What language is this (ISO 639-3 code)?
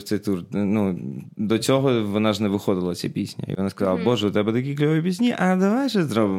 ukr